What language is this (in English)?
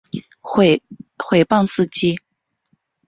Chinese